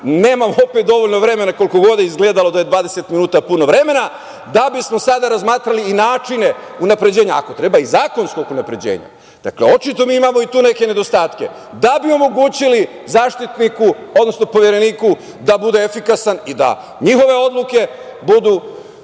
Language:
Serbian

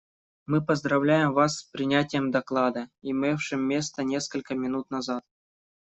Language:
Russian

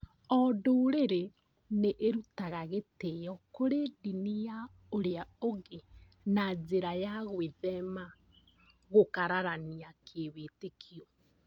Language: Kikuyu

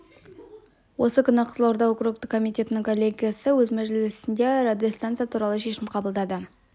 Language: Kazakh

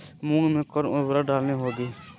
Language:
Magahi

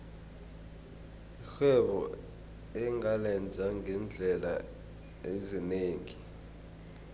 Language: South Ndebele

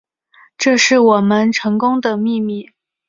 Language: Chinese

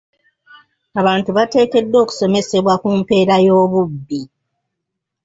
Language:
Ganda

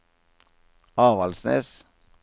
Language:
Norwegian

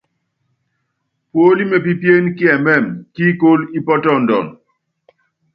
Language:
Yangben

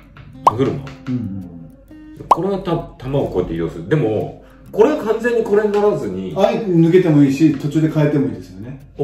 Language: Japanese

